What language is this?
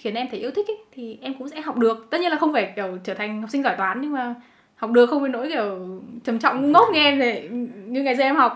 Vietnamese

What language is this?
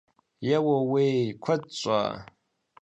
Kabardian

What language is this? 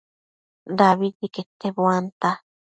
Matsés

